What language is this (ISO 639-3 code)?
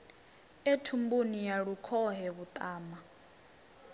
ven